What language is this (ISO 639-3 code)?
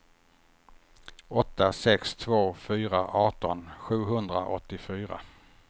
swe